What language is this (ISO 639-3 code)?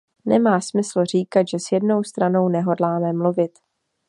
ces